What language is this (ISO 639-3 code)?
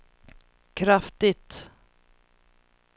swe